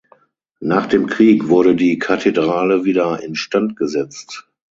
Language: German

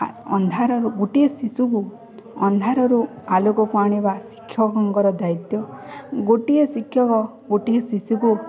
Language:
Odia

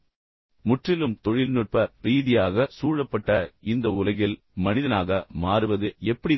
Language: Tamil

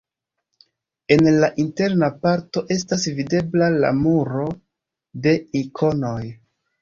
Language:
Esperanto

